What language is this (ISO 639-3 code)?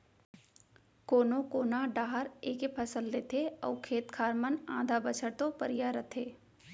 hne